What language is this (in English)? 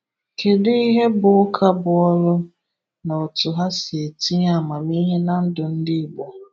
Igbo